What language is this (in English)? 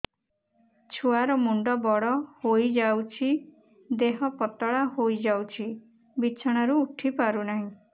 Odia